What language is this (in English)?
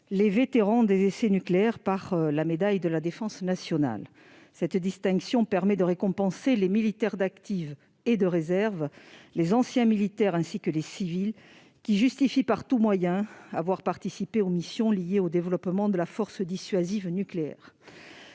French